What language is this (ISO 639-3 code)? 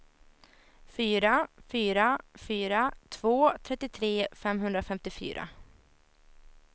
swe